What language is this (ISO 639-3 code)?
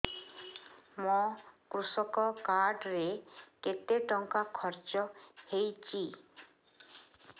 ori